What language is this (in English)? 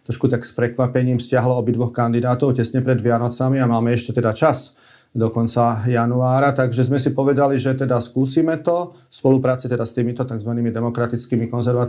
Slovak